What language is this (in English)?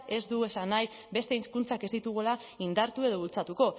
Basque